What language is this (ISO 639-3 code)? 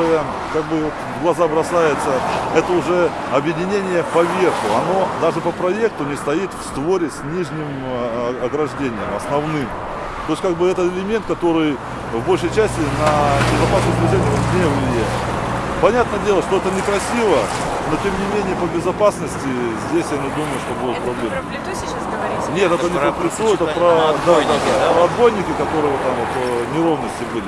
rus